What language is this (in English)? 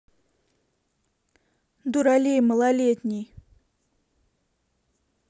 Russian